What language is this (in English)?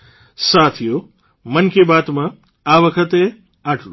Gujarati